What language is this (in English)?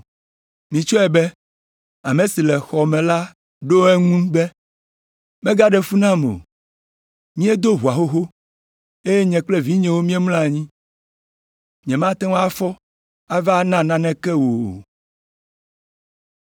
Ewe